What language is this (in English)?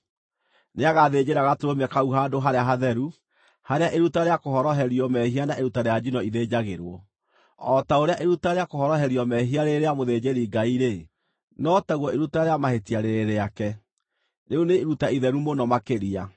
Kikuyu